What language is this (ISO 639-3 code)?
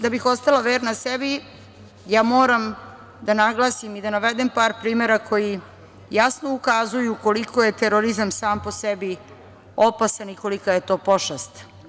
srp